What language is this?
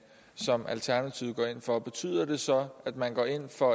Danish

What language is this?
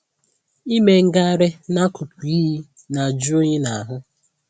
Igbo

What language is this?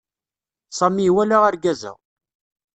Kabyle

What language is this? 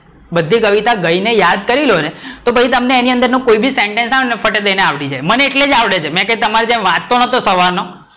Gujarati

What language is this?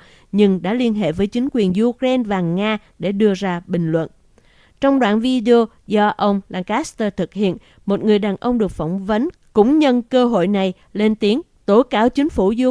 Vietnamese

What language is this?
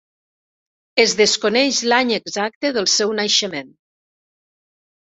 Catalan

